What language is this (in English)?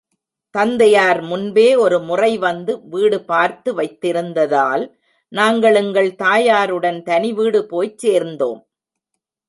Tamil